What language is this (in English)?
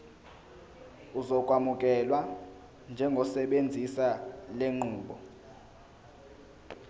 Zulu